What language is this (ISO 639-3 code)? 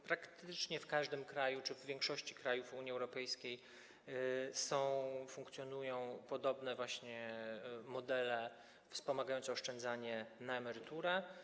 pol